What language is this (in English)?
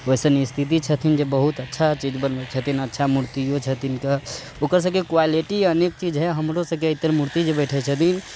Maithili